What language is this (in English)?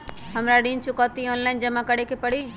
Magahi